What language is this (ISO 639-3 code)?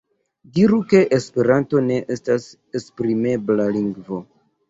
epo